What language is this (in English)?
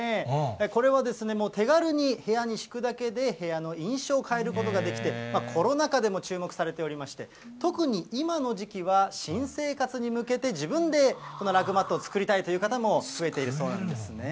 Japanese